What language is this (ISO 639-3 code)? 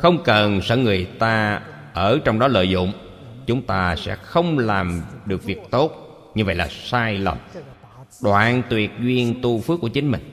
vie